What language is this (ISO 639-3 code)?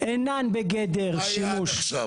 heb